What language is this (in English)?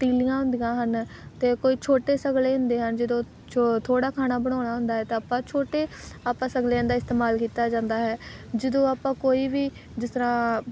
Punjabi